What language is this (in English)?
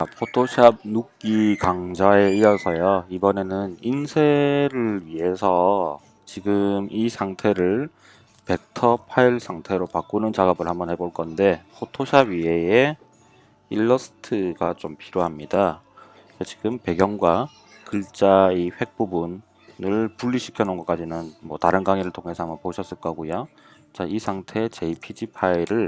Korean